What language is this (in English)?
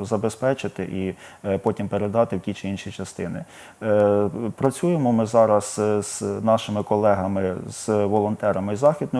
Ukrainian